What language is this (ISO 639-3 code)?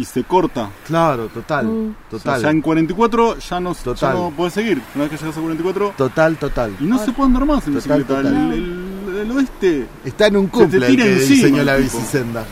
spa